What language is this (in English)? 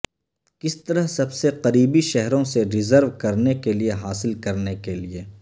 Urdu